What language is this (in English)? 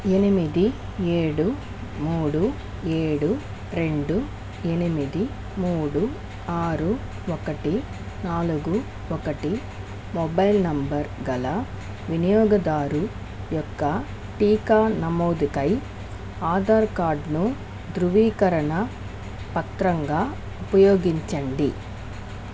Telugu